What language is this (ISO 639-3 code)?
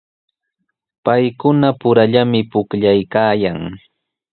qws